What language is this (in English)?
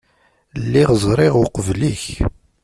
Kabyle